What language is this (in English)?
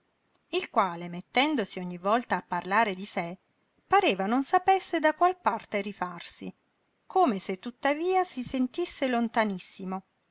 Italian